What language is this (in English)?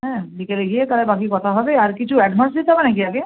Bangla